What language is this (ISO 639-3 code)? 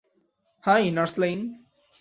ben